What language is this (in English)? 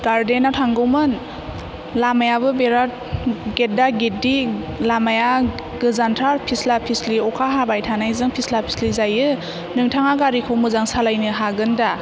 Bodo